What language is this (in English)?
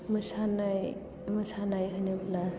Bodo